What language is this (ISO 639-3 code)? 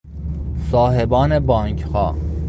fas